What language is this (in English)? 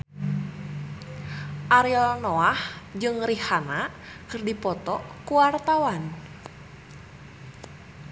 Sundanese